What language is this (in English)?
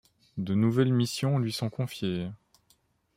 French